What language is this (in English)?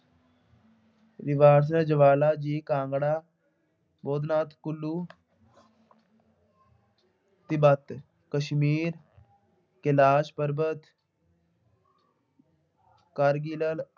Punjabi